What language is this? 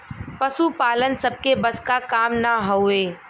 Bhojpuri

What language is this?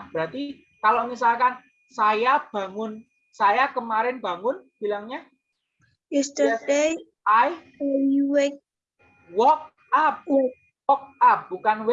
Indonesian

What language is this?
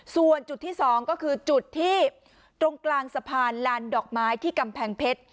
Thai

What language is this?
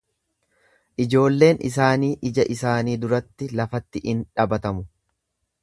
Oromo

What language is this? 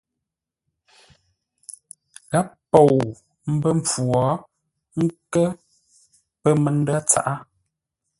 Ngombale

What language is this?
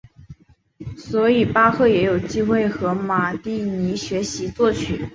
Chinese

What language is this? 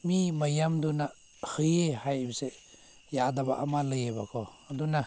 Manipuri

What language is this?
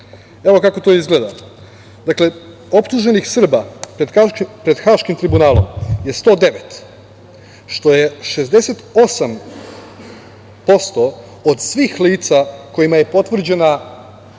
Serbian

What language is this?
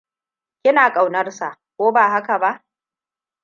Hausa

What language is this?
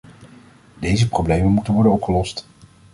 Dutch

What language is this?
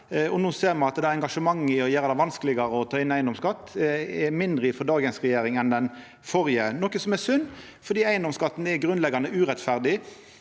Norwegian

